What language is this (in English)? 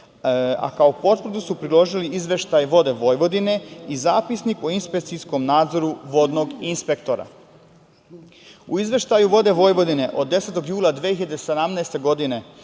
Serbian